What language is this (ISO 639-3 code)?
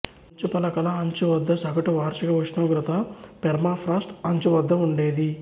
tel